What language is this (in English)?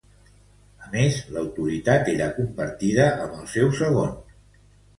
Catalan